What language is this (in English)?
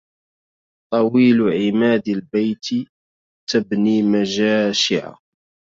Arabic